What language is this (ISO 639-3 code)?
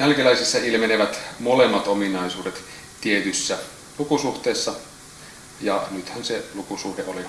fin